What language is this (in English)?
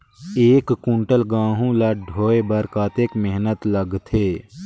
Chhattisgarhi